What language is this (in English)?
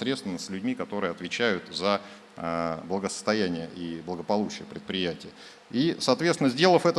Russian